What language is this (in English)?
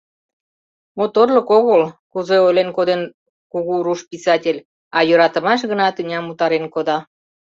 Mari